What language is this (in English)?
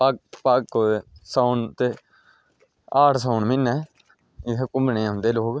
Dogri